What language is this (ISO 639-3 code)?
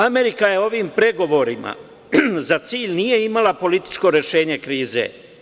srp